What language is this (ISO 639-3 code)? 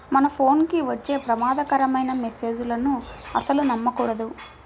tel